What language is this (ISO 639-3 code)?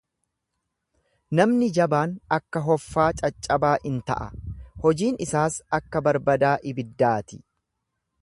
orm